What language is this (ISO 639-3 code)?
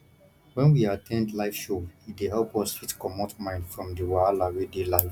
pcm